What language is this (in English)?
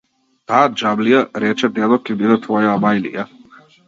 Macedonian